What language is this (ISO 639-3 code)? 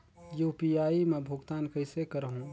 hne